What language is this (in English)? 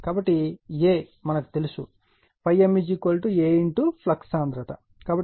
Telugu